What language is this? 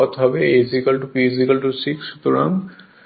Bangla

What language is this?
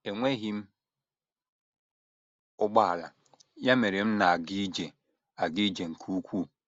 Igbo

